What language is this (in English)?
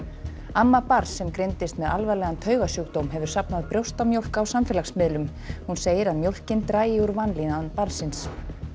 Icelandic